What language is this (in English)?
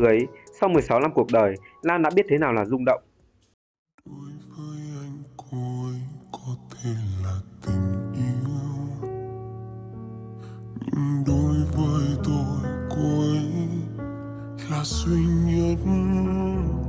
Vietnamese